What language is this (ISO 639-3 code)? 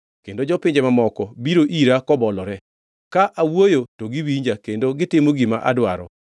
luo